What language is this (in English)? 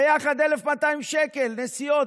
Hebrew